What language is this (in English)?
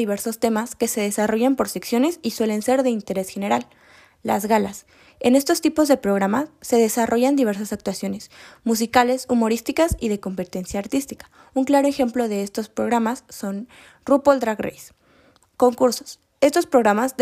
Spanish